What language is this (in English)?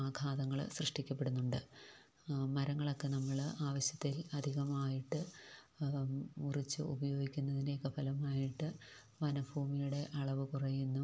Malayalam